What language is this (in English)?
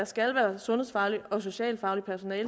Danish